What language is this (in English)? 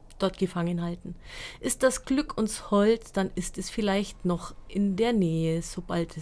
German